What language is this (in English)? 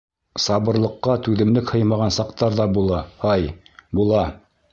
Bashkir